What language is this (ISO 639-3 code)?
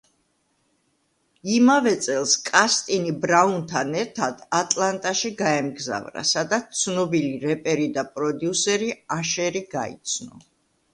kat